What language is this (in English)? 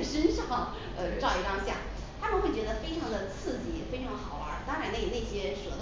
Chinese